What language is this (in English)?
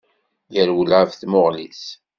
Kabyle